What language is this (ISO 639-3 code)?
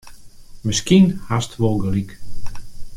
fry